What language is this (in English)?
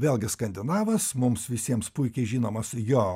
Lithuanian